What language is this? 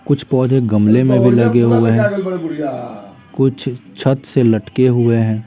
Hindi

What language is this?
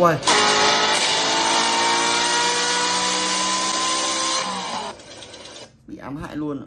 Vietnamese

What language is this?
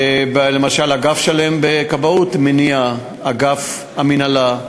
Hebrew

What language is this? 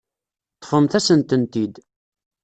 Kabyle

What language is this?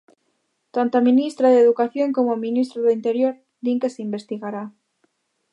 Galician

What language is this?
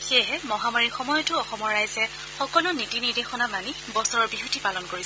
Assamese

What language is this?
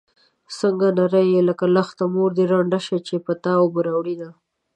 Pashto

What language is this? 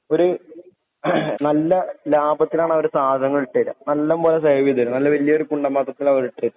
Malayalam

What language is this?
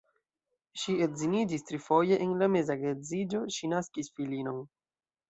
Esperanto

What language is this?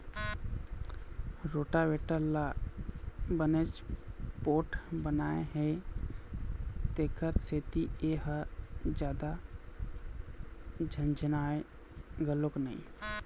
Chhattisgarhi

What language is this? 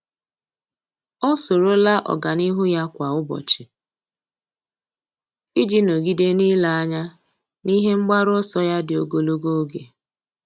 Igbo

